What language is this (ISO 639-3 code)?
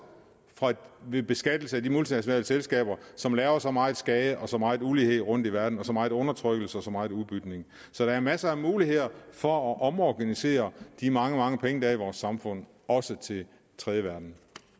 dan